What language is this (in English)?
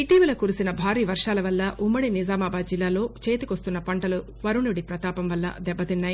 Telugu